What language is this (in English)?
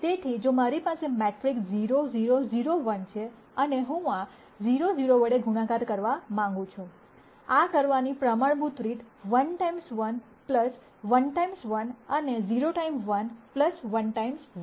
Gujarati